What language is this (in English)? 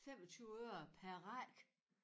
Danish